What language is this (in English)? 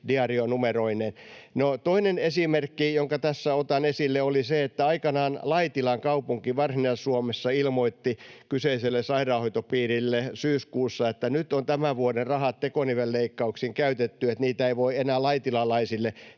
Finnish